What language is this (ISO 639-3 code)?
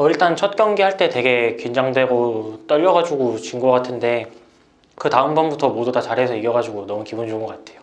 kor